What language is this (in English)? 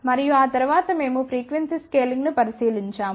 Telugu